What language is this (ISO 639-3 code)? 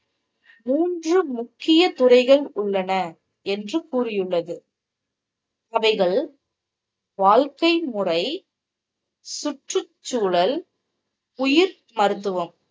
tam